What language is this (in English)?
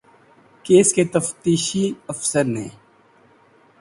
Urdu